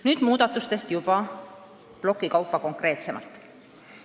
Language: Estonian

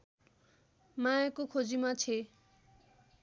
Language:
Nepali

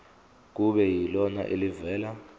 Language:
Zulu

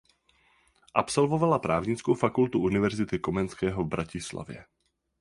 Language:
Czech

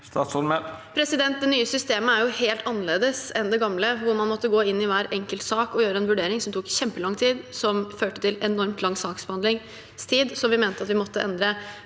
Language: Norwegian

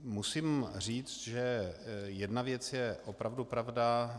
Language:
Czech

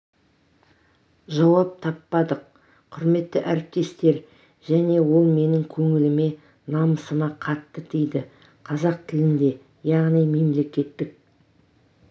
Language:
Kazakh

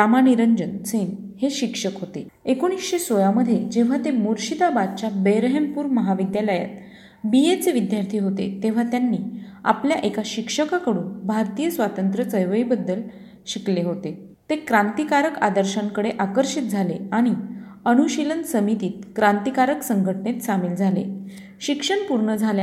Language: Marathi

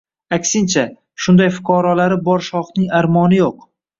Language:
Uzbek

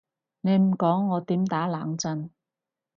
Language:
Cantonese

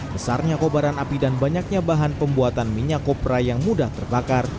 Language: Indonesian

